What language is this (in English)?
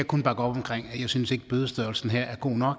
Danish